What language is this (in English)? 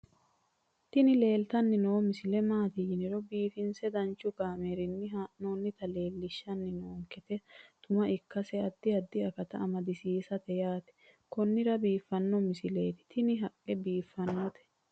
Sidamo